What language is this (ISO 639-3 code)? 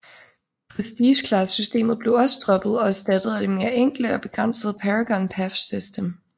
dan